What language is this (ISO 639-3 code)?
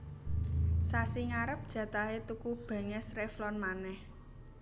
jav